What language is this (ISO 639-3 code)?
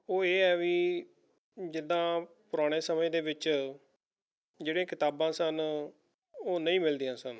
pan